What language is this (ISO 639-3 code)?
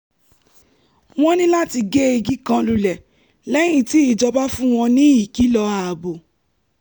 yor